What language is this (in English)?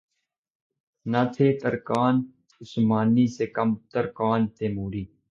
Urdu